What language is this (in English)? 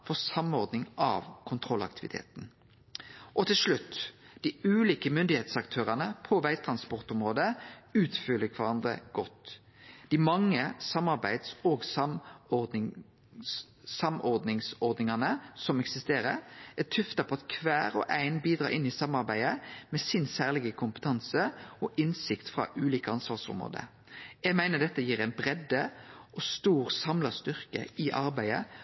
Norwegian Nynorsk